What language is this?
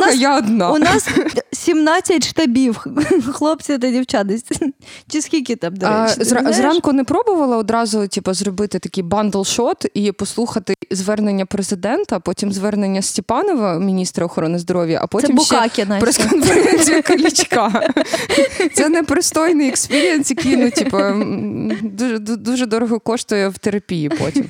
Ukrainian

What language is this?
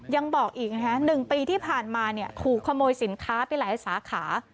Thai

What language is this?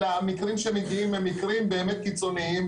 Hebrew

